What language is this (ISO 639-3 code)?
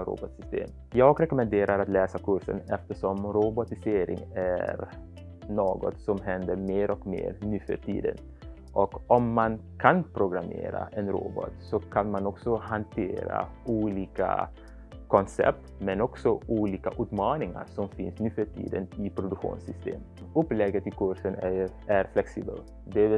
swe